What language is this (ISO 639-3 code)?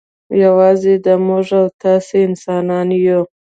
pus